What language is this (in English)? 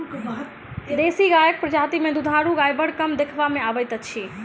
Maithili